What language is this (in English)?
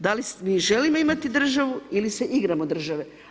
Croatian